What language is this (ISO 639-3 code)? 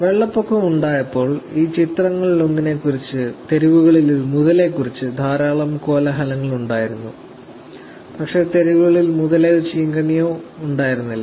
mal